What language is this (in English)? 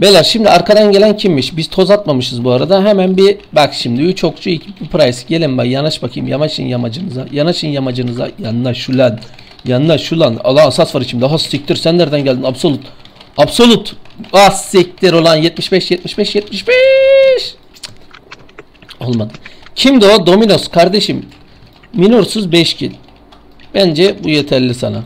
Turkish